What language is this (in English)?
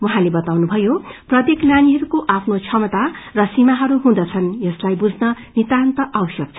Nepali